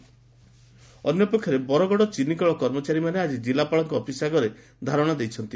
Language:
Odia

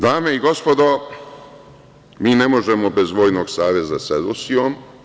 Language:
Serbian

